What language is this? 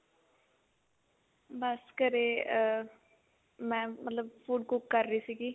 Punjabi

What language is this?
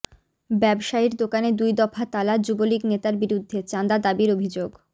Bangla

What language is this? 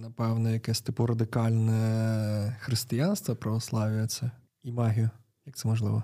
Ukrainian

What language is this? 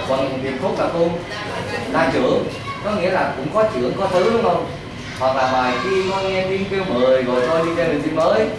Vietnamese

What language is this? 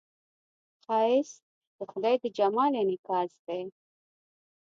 Pashto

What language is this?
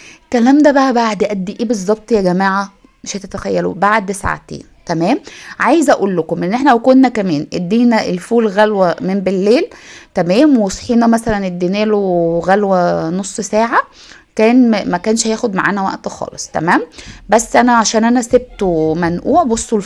Arabic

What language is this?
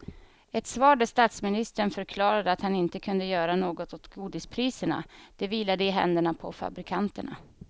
Swedish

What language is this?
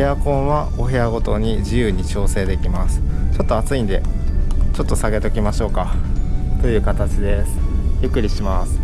Japanese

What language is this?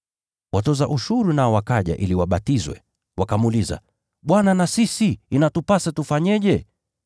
Swahili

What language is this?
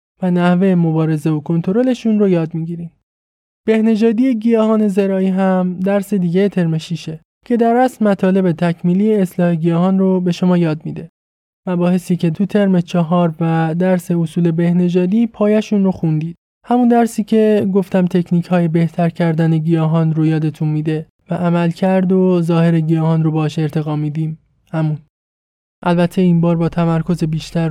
Persian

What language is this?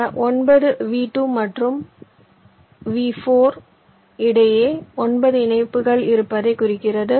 Tamil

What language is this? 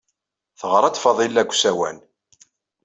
Kabyle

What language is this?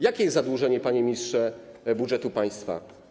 Polish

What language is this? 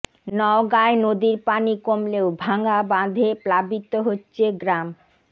Bangla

